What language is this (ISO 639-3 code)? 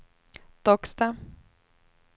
swe